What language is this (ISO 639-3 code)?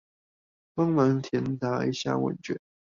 zho